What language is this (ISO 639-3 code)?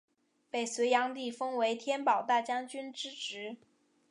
zho